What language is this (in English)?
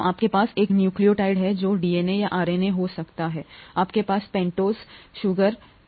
Hindi